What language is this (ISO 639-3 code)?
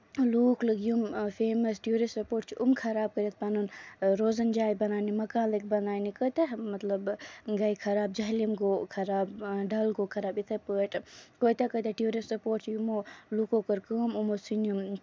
kas